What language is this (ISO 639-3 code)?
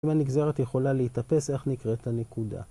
heb